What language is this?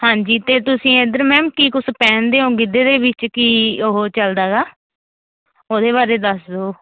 Punjabi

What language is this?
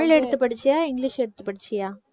Tamil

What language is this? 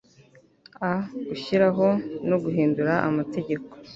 Kinyarwanda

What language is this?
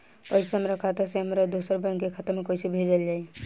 Bhojpuri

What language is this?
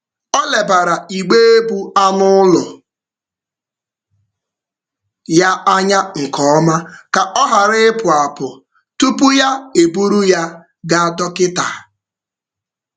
Igbo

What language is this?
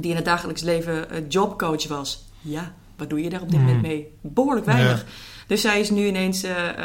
Dutch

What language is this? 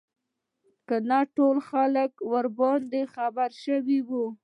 Pashto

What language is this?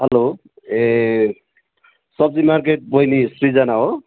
Nepali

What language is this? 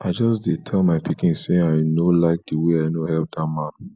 Nigerian Pidgin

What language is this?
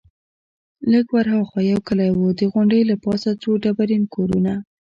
Pashto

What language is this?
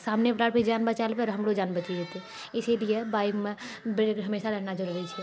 Maithili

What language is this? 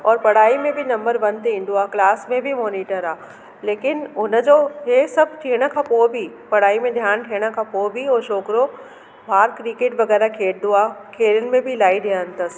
Sindhi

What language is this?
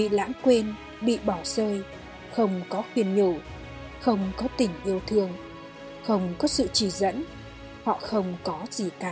Vietnamese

